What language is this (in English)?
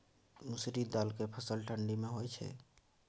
Maithili